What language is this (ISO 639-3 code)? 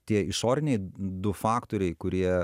lit